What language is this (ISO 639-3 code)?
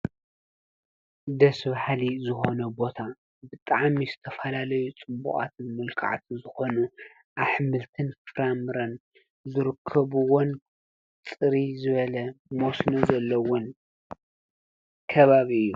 tir